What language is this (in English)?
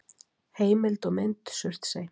Icelandic